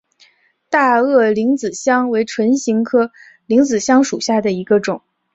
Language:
Chinese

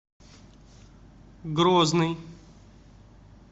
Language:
Russian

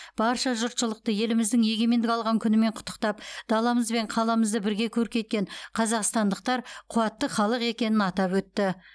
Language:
Kazakh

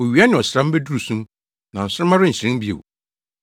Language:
Akan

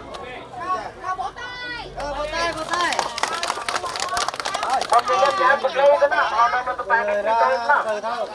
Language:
Vietnamese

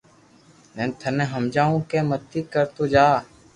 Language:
Loarki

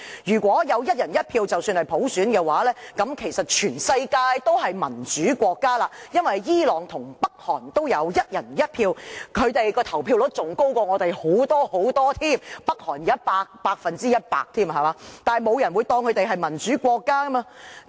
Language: Cantonese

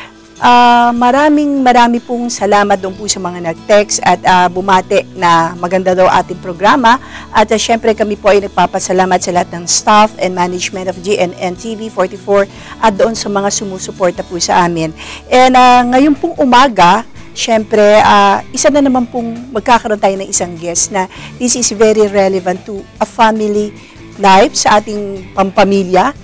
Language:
Filipino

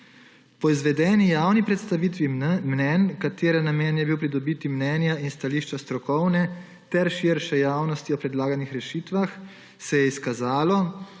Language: Slovenian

